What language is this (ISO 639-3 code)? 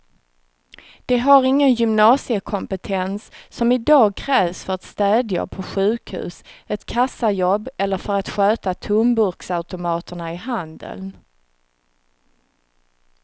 swe